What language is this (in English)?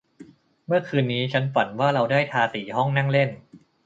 Thai